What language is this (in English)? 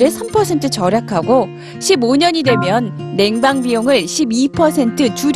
Korean